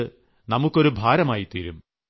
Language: Malayalam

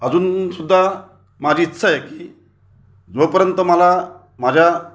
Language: Marathi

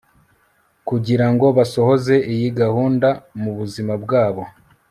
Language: Kinyarwanda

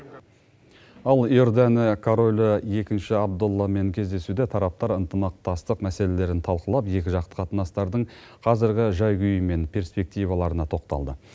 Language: Kazakh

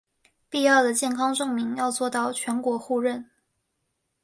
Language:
Chinese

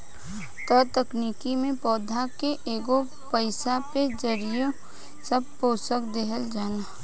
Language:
Bhojpuri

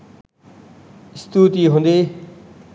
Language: Sinhala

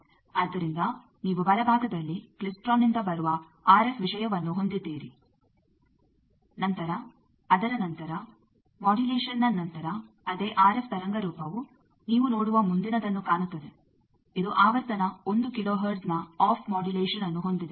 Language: Kannada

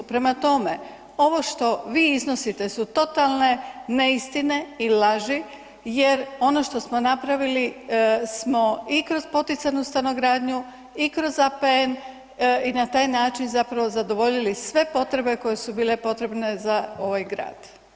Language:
Croatian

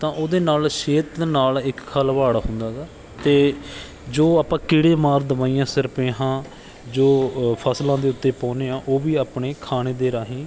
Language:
Punjabi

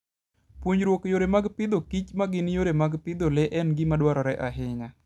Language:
Luo (Kenya and Tanzania)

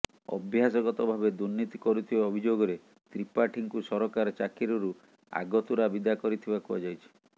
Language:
Odia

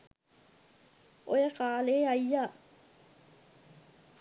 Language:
Sinhala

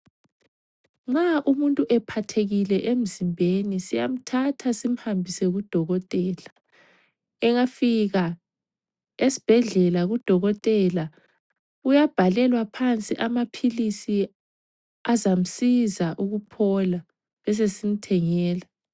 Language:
North Ndebele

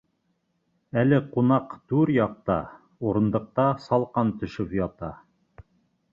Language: Bashkir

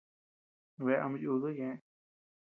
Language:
Tepeuxila Cuicatec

